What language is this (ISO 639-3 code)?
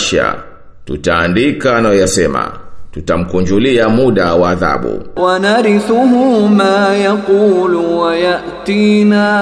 swa